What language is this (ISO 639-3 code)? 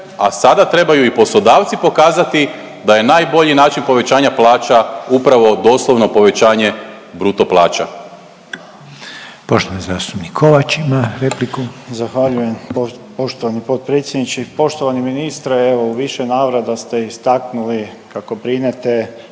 hrv